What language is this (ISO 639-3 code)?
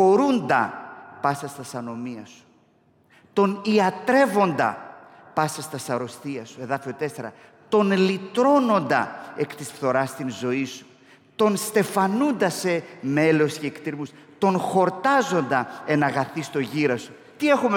ell